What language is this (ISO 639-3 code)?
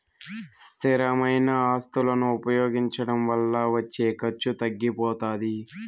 tel